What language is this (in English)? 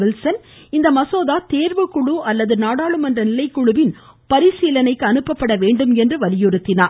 Tamil